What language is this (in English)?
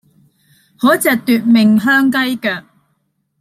Cantonese